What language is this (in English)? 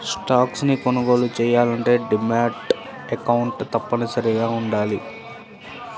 Telugu